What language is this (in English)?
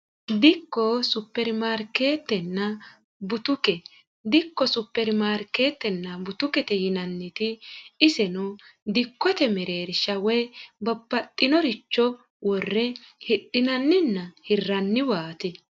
Sidamo